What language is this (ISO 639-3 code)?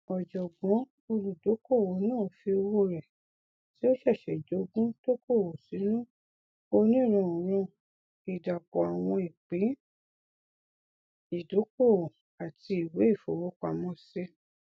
yor